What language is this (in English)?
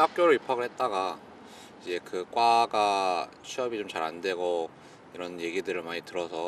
Korean